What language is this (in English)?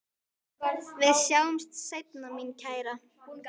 Icelandic